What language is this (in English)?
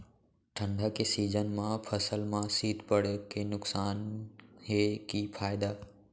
Chhattisgarhi